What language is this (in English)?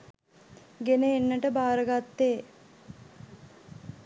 Sinhala